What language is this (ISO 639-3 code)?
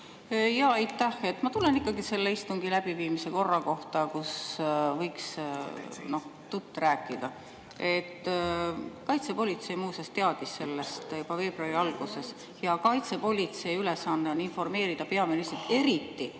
est